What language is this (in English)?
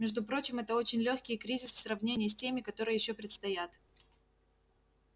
Russian